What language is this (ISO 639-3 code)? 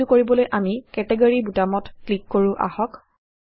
asm